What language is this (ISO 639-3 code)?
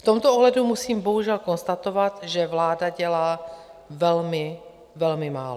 ces